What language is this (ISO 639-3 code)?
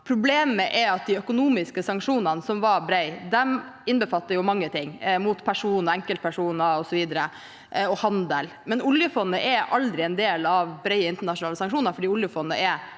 nor